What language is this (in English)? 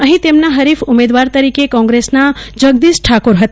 Gujarati